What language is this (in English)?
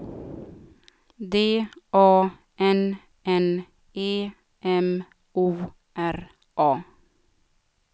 Swedish